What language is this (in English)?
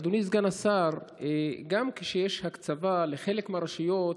Hebrew